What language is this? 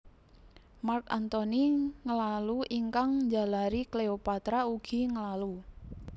Javanese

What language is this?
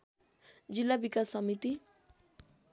Nepali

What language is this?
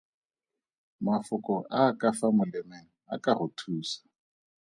Tswana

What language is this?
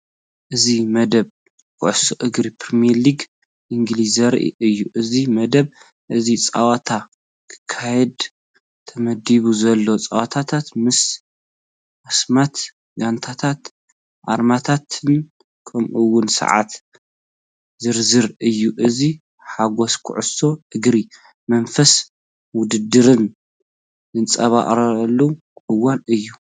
Tigrinya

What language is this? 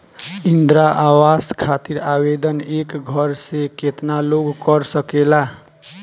Bhojpuri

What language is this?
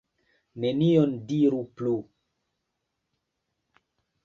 Esperanto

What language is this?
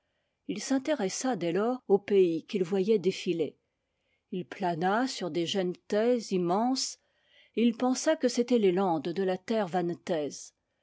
French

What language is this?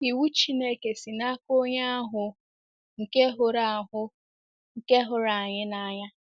Igbo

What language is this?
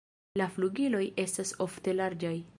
Esperanto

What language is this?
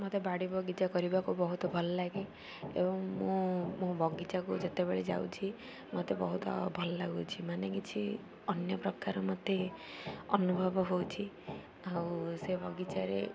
Odia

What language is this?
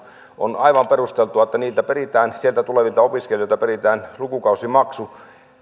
Finnish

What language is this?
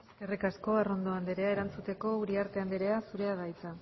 Basque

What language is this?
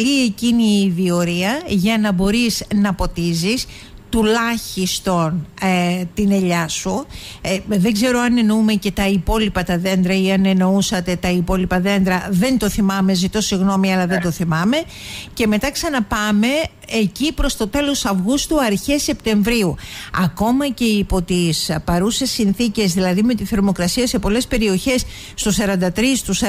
Greek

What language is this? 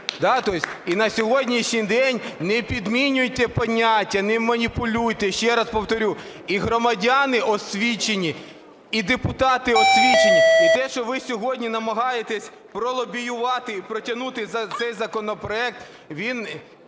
Ukrainian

